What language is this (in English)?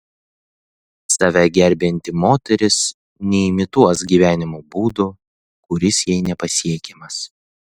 Lithuanian